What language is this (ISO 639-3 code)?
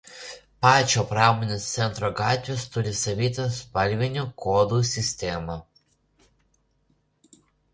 lit